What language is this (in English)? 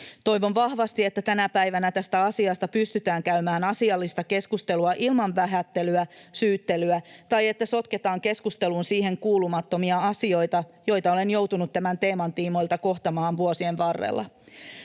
Finnish